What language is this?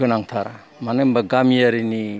Bodo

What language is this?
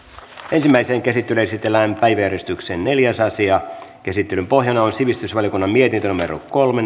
Finnish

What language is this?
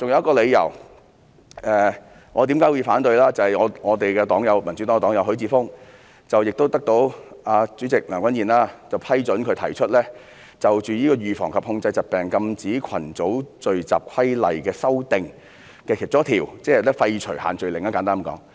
Cantonese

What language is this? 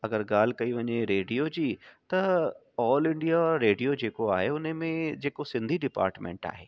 Sindhi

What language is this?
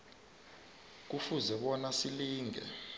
South Ndebele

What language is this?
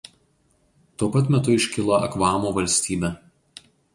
Lithuanian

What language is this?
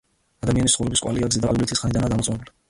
Georgian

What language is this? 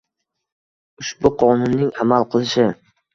Uzbek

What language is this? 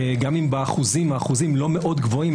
Hebrew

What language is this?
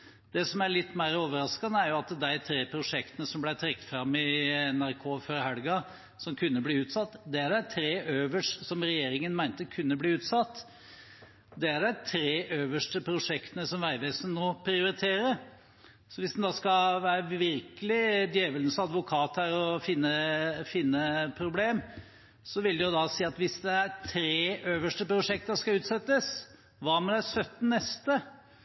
Norwegian Bokmål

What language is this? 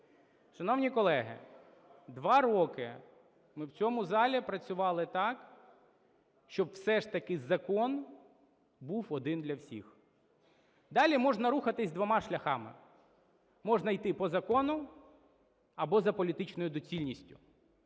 Ukrainian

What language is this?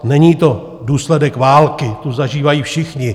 Czech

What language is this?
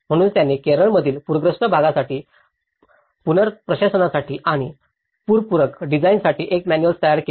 Marathi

